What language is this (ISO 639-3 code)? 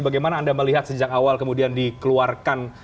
ind